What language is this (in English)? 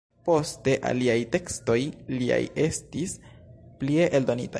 Esperanto